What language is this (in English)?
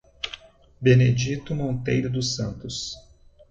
Portuguese